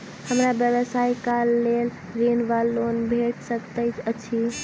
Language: Maithili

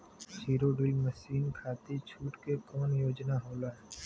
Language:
Bhojpuri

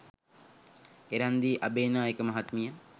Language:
Sinhala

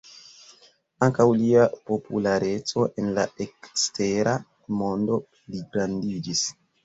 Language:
Esperanto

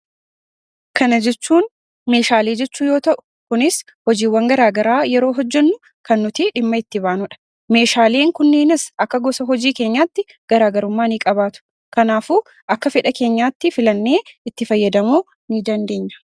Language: Oromo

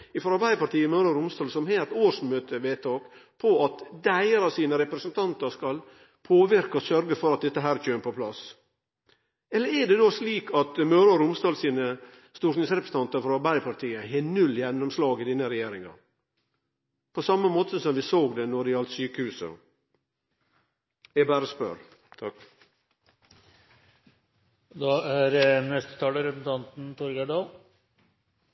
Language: Norwegian Nynorsk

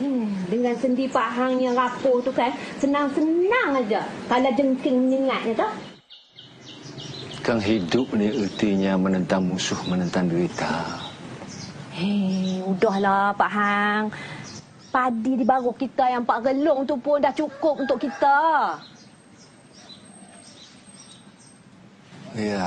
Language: Malay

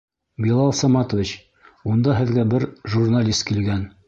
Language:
Bashkir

